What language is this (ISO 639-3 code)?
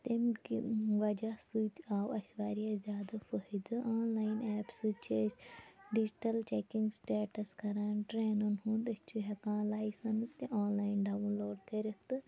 kas